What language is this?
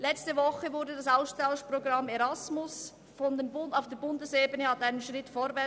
Swiss German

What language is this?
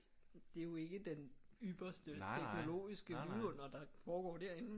Danish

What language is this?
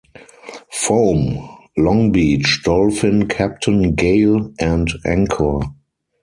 English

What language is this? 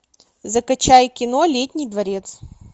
Russian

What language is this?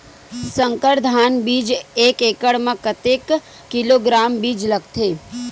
Chhattisgarhi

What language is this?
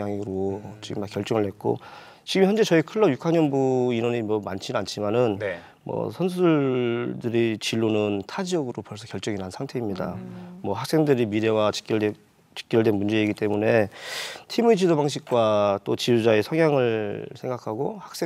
Korean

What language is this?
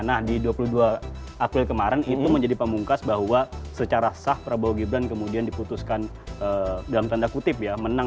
Indonesian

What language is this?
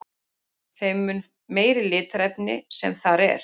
Icelandic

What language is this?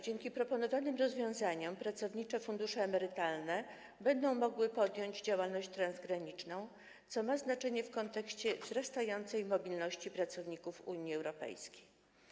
Polish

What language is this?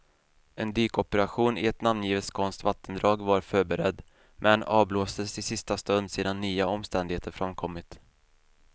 Swedish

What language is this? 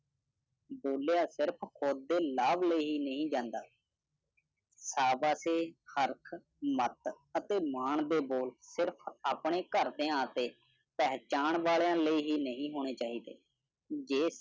Punjabi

